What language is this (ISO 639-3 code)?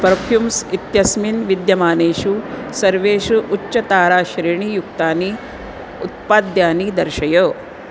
san